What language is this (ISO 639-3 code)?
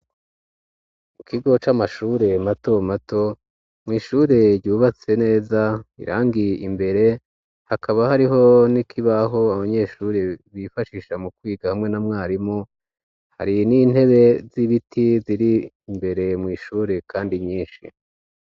run